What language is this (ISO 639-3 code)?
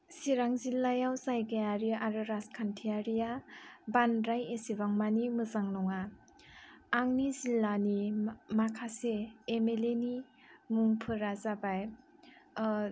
brx